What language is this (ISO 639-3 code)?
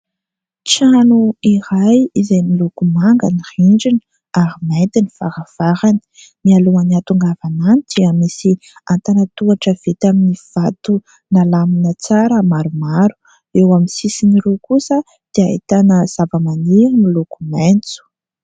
mlg